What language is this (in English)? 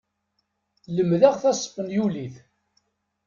Kabyle